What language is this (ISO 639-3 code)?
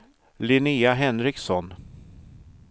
swe